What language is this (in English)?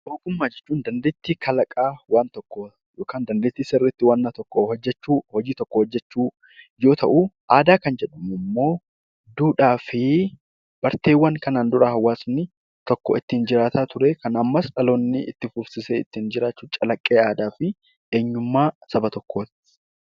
Oromo